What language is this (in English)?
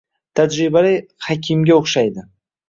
Uzbek